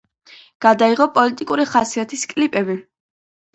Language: Georgian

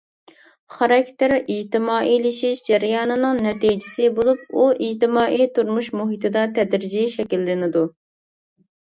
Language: Uyghur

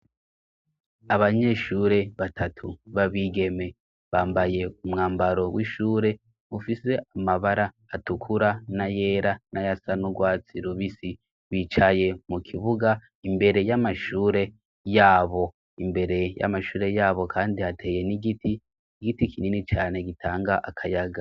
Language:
Rundi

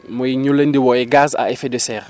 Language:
Wolof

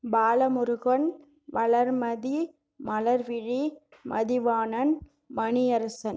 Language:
Tamil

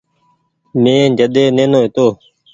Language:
Goaria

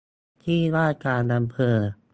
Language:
Thai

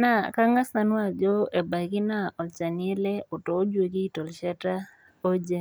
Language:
Masai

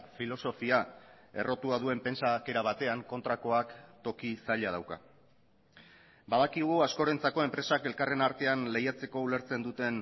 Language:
Basque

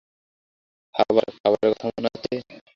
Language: Bangla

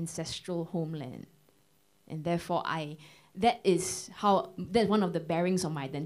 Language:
English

